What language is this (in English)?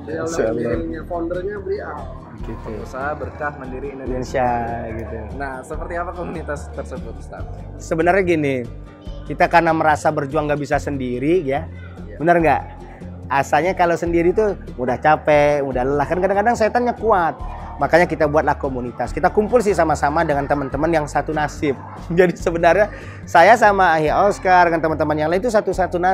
Indonesian